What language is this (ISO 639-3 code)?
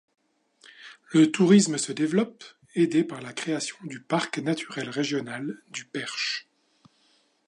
fra